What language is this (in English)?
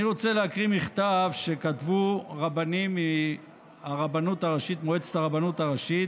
Hebrew